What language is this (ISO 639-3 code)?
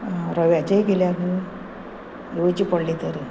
kok